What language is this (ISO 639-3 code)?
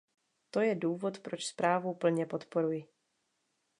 ces